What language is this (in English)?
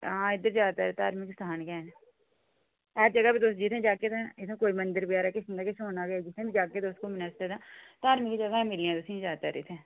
Dogri